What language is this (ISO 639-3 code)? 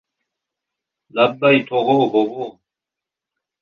uzb